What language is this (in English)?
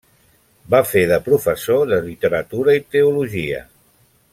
Catalan